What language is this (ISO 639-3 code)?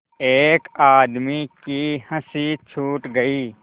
hin